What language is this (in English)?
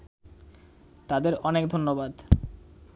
Bangla